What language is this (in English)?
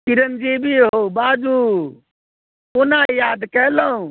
Maithili